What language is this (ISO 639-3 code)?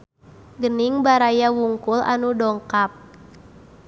sun